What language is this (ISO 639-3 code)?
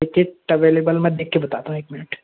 hin